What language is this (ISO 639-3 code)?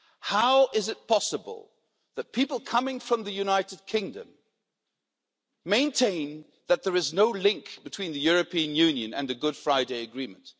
eng